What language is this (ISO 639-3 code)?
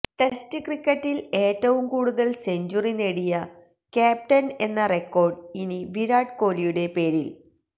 mal